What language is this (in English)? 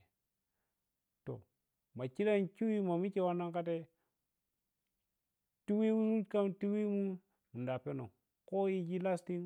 Piya-Kwonci